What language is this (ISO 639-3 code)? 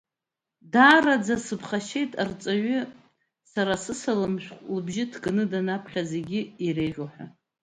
abk